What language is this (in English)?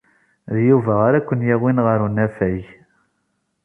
Kabyle